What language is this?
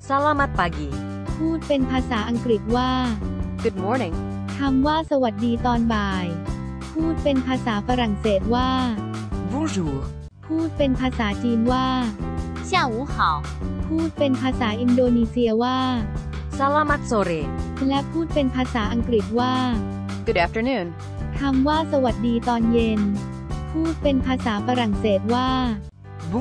Thai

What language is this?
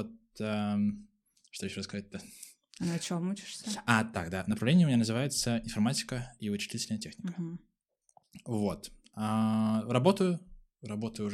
Russian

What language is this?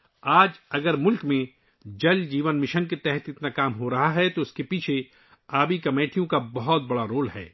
Urdu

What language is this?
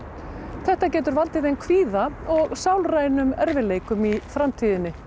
Icelandic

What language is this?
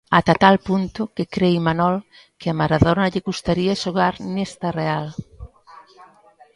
Galician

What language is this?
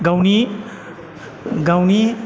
Bodo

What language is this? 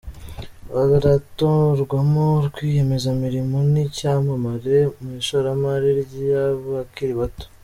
Kinyarwanda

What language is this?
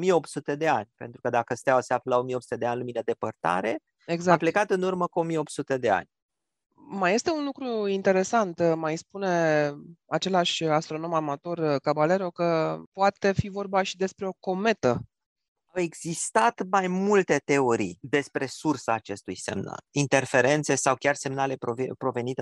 Romanian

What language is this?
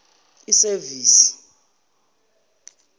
Zulu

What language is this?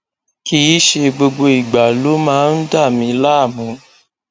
Yoruba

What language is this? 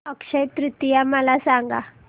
Marathi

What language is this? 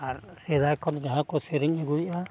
Santali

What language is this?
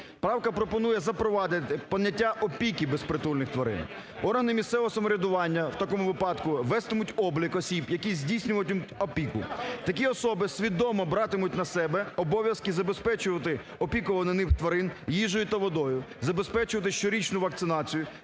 Ukrainian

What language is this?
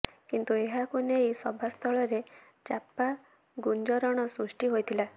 Odia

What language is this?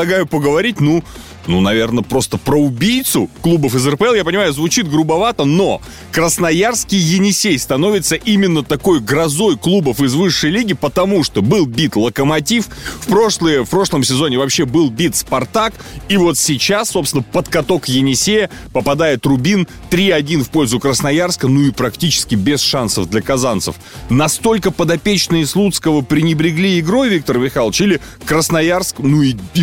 Russian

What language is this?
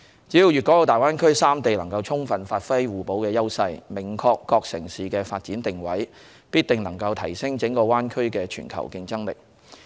Cantonese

